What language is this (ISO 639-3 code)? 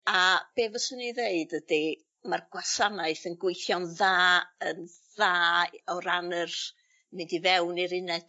cym